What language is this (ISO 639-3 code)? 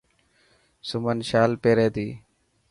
mki